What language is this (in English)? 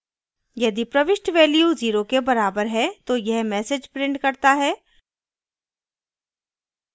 Hindi